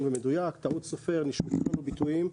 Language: Hebrew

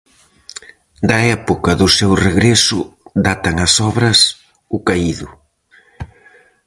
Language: Galician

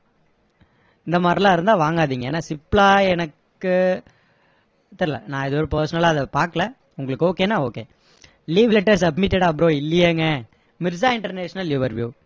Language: Tamil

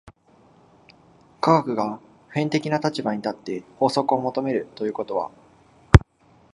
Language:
Japanese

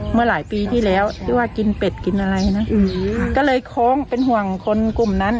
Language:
Thai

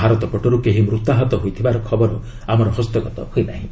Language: Odia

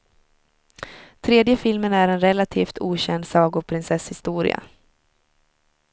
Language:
Swedish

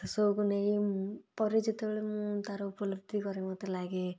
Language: Odia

